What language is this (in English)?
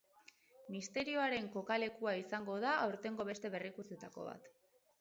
Basque